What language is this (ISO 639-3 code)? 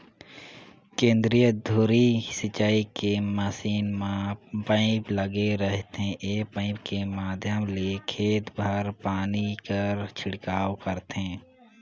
hne